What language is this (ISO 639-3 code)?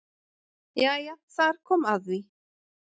isl